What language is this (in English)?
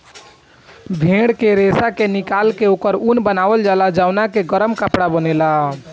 Bhojpuri